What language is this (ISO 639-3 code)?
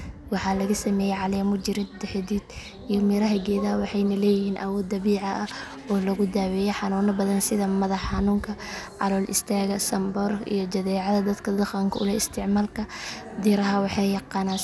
som